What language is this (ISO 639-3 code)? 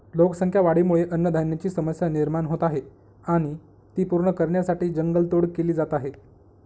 mar